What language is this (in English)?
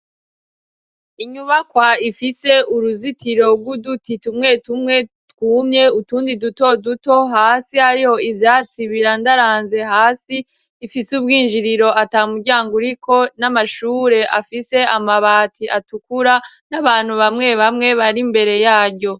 Rundi